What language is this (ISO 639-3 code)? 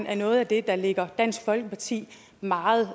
dan